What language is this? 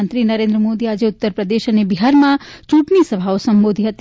Gujarati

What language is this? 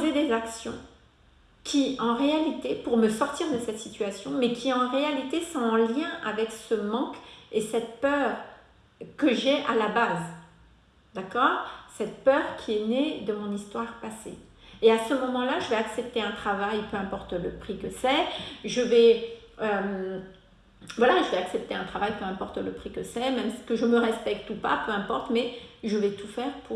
French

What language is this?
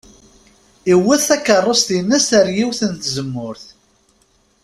Kabyle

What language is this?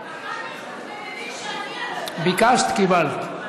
Hebrew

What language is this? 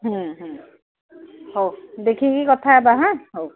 Odia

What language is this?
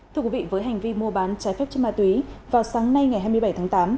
Vietnamese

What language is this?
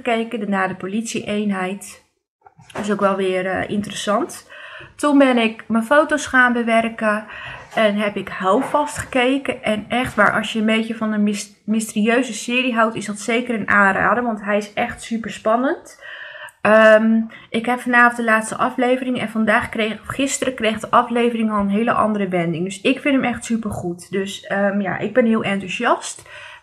Dutch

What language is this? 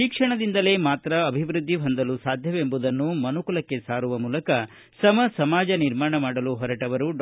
Kannada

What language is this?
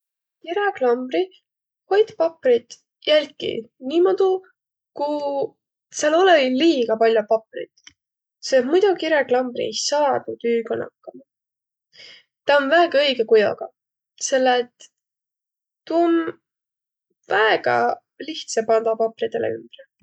Võro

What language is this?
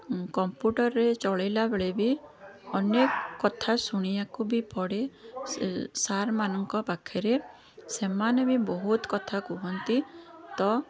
Odia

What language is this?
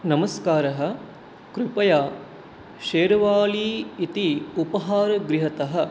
Sanskrit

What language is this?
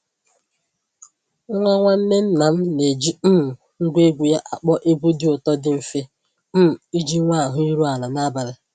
Igbo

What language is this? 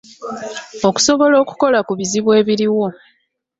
Ganda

